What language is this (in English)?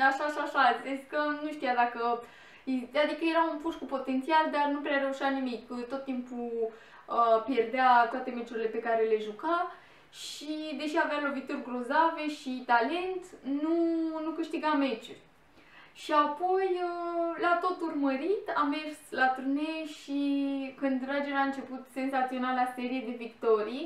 Romanian